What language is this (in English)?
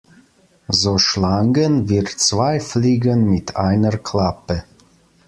German